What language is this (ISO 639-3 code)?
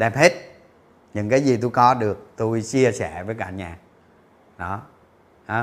vie